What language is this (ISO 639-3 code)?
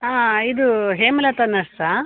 kan